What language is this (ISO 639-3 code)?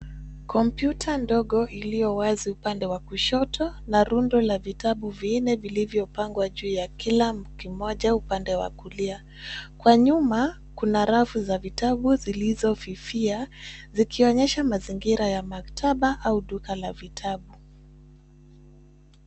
swa